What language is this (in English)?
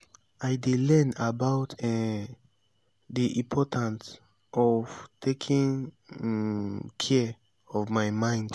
Nigerian Pidgin